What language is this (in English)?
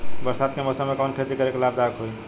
Bhojpuri